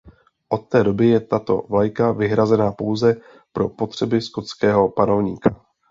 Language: Czech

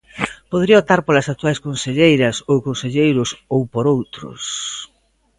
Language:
Galician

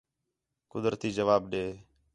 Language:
Khetrani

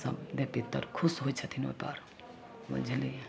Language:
Maithili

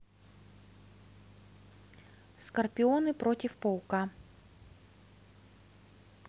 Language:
Russian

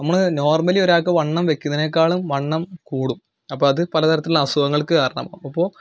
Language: Malayalam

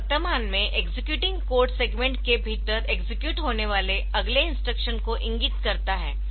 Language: Hindi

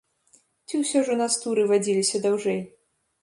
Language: Belarusian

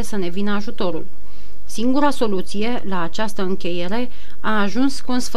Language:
Romanian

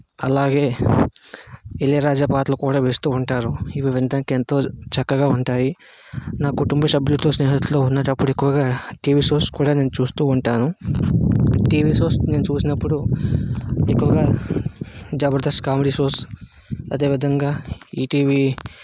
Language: Telugu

